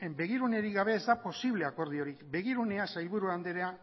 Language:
Basque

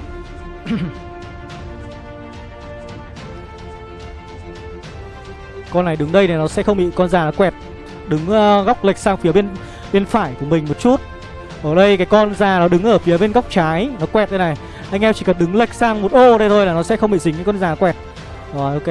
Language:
Vietnamese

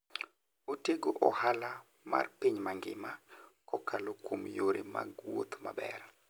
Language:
Luo (Kenya and Tanzania)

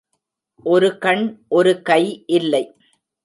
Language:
Tamil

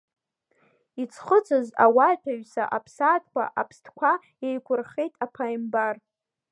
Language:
Abkhazian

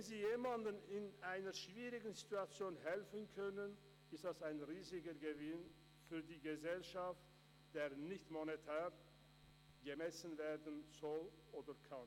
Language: Swiss German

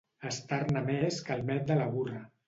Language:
Catalan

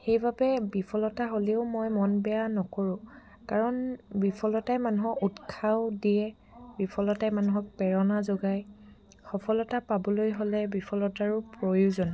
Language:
Assamese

